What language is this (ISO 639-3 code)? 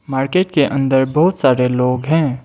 hin